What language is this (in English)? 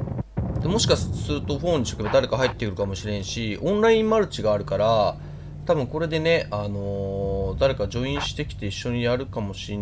Japanese